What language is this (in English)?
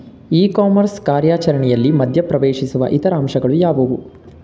Kannada